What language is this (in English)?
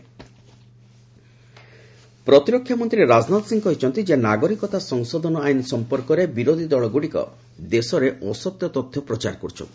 Odia